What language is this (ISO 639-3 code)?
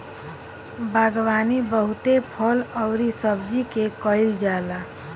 bho